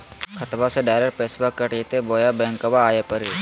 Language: Magahi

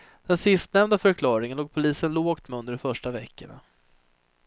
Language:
Swedish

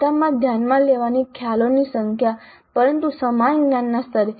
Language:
Gujarati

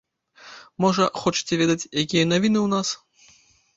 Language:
Belarusian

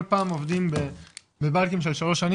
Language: Hebrew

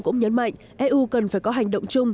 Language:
Vietnamese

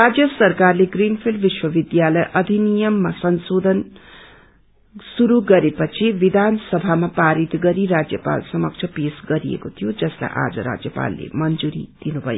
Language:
Nepali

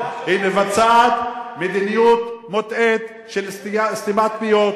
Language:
Hebrew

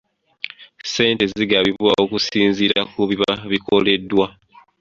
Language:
Ganda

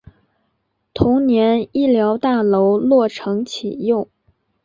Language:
Chinese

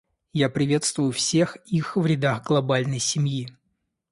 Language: Russian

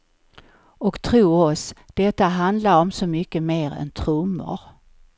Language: Swedish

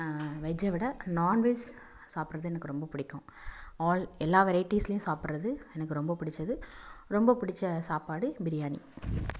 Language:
Tamil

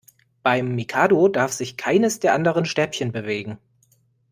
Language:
German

